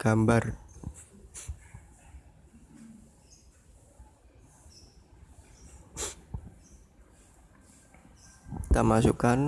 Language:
Indonesian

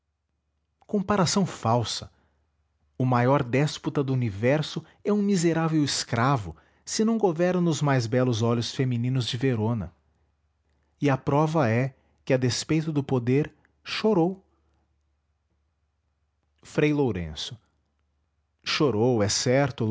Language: Portuguese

